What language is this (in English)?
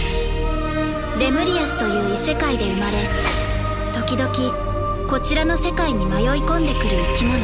Japanese